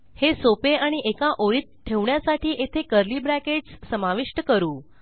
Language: Marathi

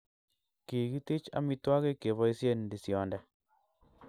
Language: Kalenjin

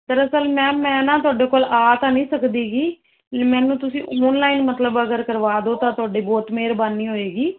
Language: Punjabi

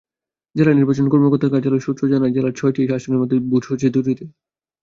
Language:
Bangla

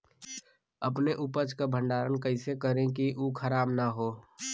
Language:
Bhojpuri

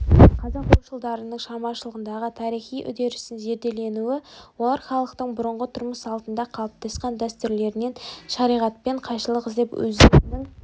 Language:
Kazakh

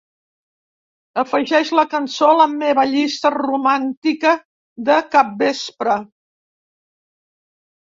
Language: Catalan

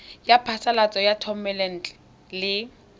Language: Tswana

